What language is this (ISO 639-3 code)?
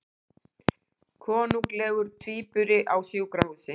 isl